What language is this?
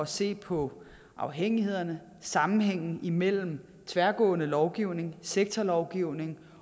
Danish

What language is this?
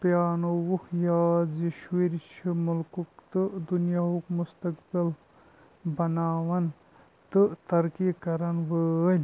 Kashmiri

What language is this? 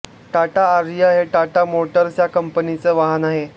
Marathi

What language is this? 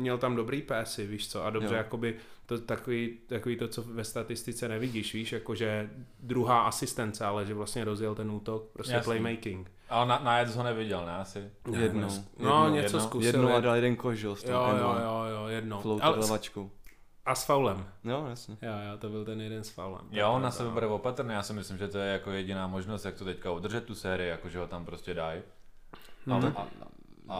Czech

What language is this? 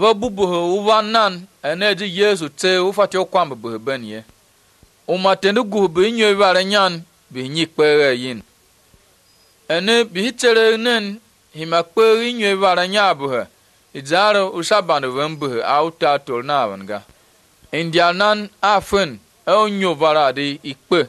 Dutch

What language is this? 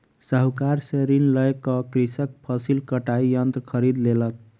Maithili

